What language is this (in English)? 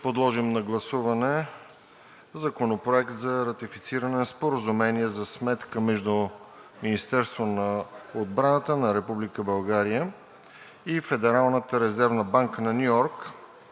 Bulgarian